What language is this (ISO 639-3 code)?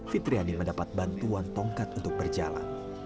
ind